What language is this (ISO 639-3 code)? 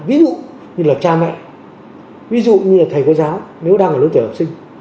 vie